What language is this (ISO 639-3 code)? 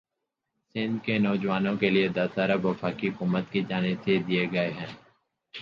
urd